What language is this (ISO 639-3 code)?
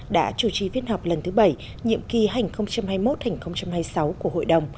vie